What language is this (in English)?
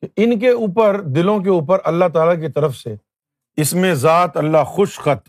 Urdu